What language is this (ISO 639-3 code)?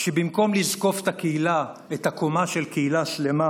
heb